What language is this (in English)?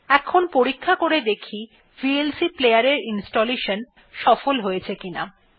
Bangla